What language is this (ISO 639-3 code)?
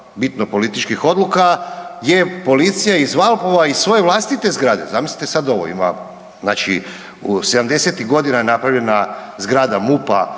hrv